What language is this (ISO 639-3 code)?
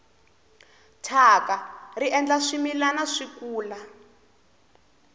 tso